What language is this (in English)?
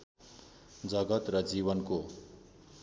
Nepali